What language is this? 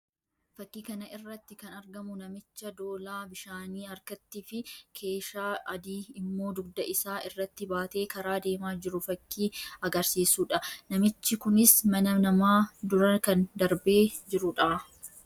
Oromo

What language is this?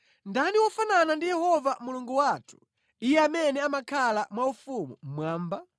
Nyanja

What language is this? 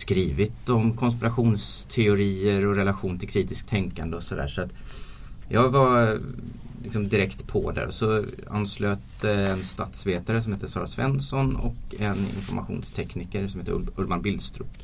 Swedish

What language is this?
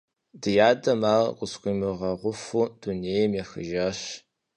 Kabardian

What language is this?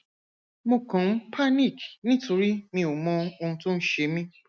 Yoruba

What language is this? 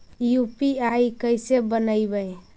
Magahi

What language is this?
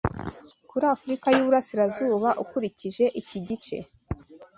Kinyarwanda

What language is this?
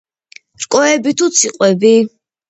Georgian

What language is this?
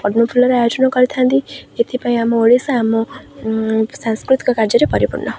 Odia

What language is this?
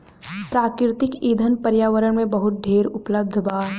Bhojpuri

